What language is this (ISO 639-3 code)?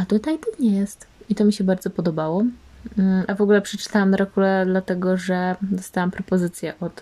pol